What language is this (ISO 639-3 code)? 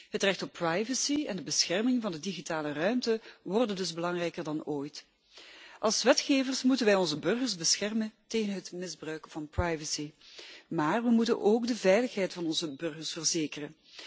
nld